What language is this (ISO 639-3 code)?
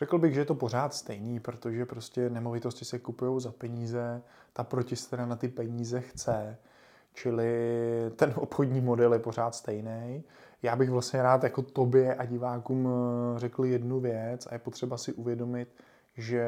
ces